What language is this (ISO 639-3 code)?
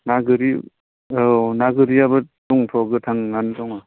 brx